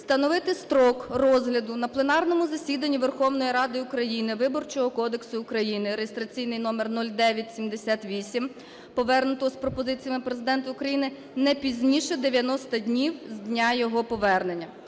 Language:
Ukrainian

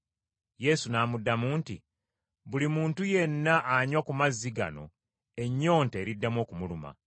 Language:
Ganda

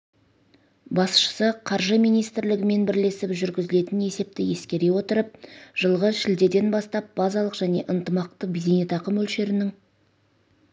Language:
Kazakh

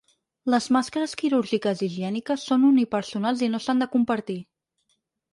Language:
Catalan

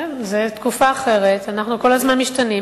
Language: Hebrew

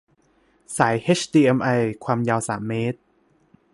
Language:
Thai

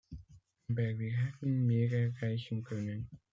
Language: German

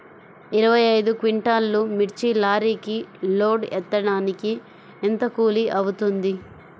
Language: Telugu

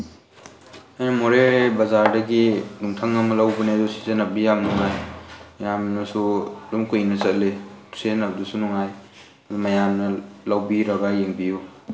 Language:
Manipuri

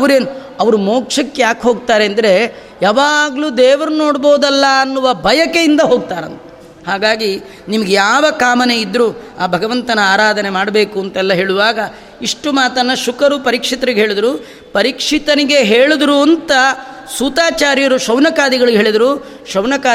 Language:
Kannada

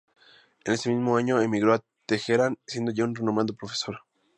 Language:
Spanish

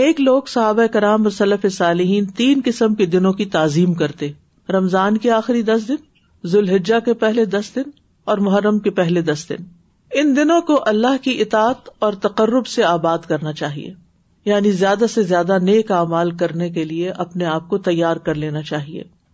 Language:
Urdu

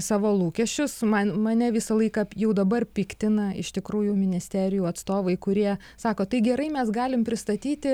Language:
Lithuanian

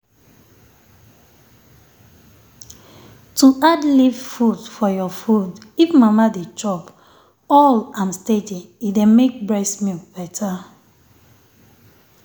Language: Nigerian Pidgin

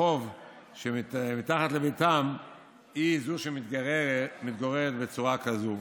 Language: Hebrew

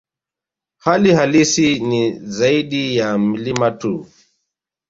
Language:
Swahili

